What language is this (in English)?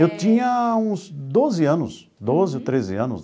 Portuguese